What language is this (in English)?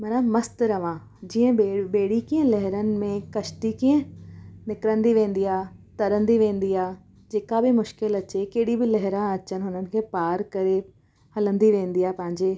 Sindhi